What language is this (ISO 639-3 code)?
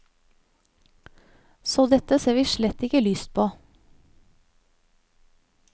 nor